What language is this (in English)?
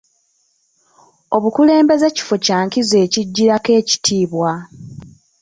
Ganda